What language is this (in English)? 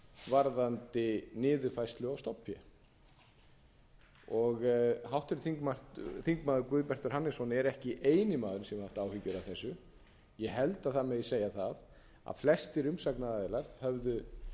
Icelandic